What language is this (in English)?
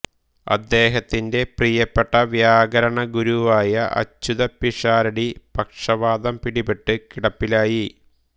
Malayalam